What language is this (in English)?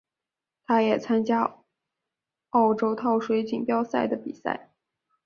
Chinese